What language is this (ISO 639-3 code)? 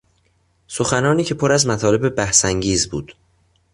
fas